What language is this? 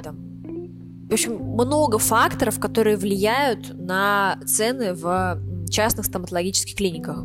Russian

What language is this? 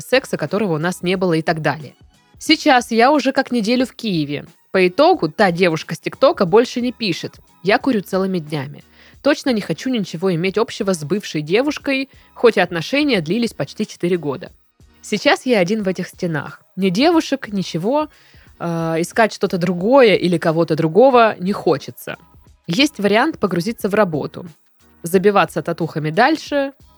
Russian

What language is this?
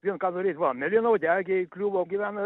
Lithuanian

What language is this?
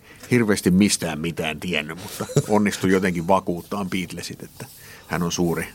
Finnish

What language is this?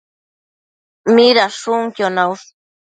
Matsés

